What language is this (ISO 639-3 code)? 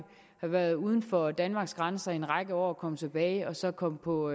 dan